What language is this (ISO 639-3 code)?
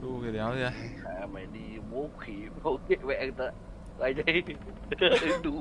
vie